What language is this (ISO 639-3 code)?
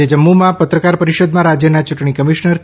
guj